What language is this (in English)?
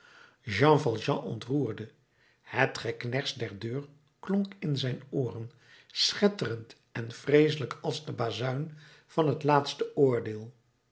Dutch